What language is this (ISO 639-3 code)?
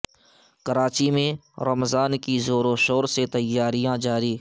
urd